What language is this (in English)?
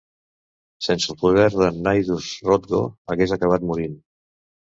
Catalan